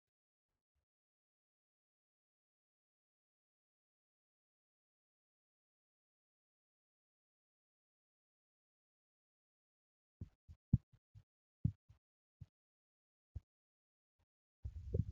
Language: Oromo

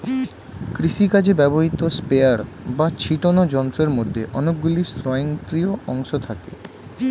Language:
Bangla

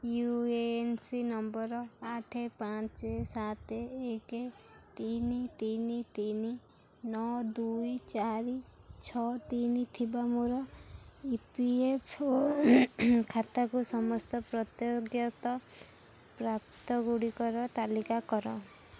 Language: Odia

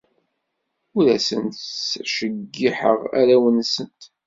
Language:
Kabyle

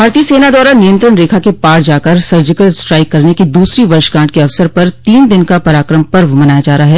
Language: Hindi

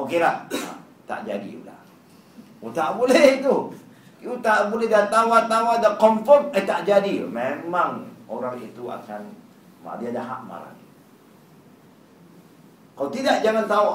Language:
Malay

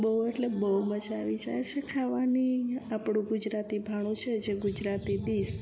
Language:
Gujarati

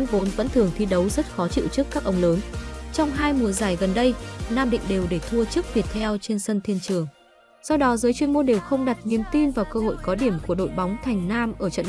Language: Vietnamese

